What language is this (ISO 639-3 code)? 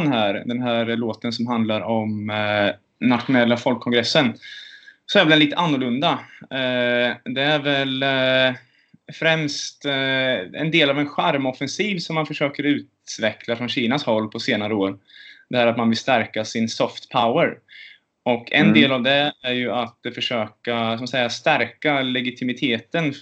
swe